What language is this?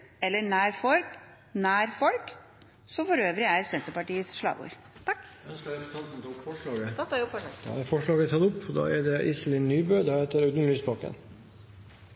Norwegian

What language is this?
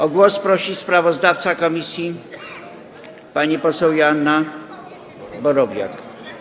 Polish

